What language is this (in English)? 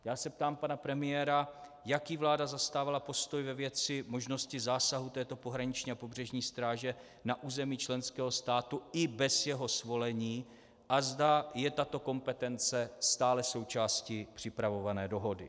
Czech